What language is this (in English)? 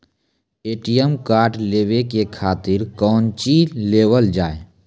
Maithili